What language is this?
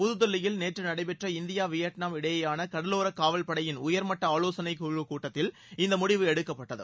Tamil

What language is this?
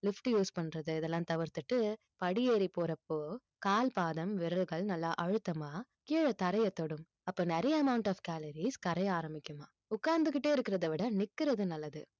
Tamil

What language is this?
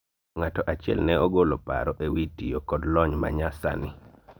Luo (Kenya and Tanzania)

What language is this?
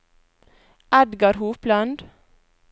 Norwegian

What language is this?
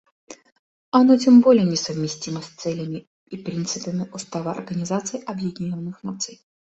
Russian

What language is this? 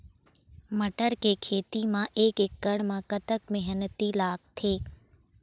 Chhattisgarhi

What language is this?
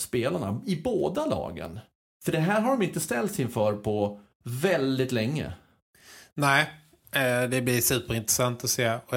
Swedish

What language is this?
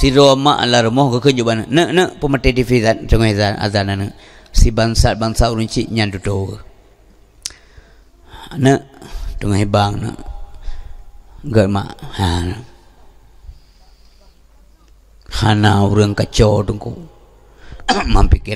Malay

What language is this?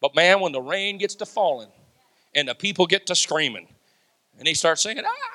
English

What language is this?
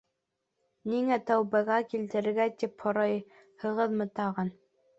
Bashkir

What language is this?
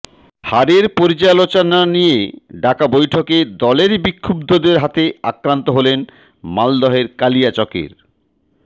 Bangla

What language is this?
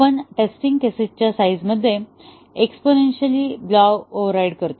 Marathi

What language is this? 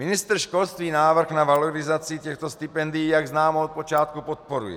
Czech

